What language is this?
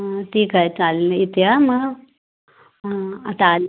Marathi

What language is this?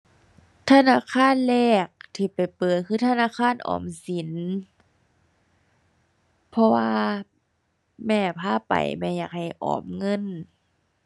Thai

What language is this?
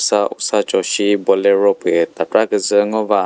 Chokri Naga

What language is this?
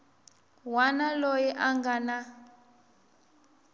Tsonga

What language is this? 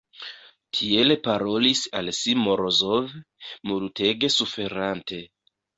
Esperanto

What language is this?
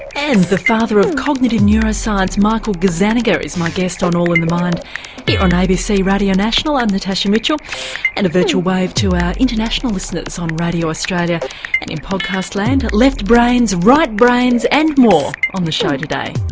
English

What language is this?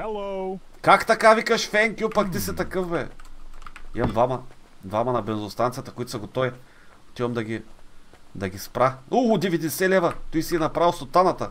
Bulgarian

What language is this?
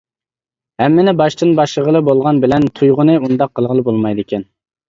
Uyghur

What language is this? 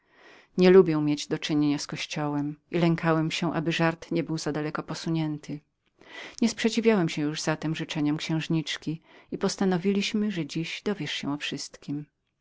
Polish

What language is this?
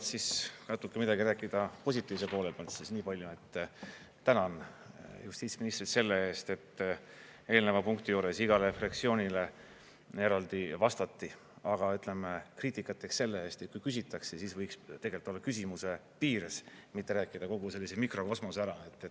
Estonian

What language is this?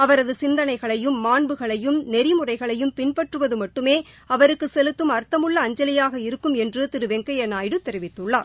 Tamil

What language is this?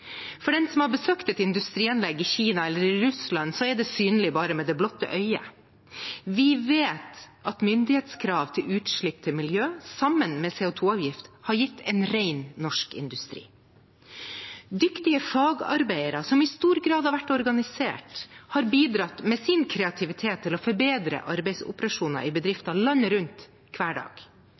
Norwegian Bokmål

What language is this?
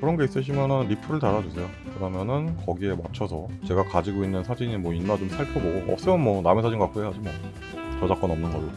Korean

